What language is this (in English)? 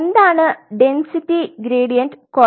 Malayalam